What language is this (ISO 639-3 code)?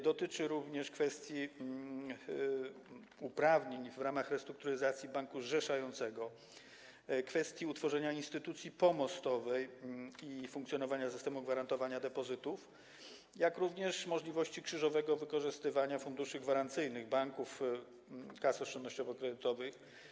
pol